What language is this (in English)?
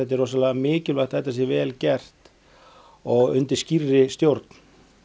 Icelandic